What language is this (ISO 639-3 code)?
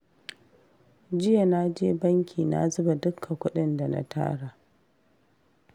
hau